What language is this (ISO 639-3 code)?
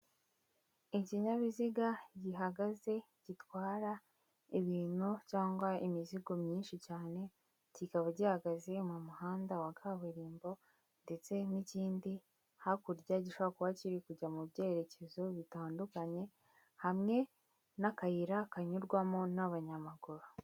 kin